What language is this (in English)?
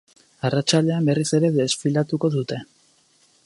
Basque